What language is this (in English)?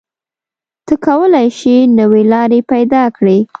Pashto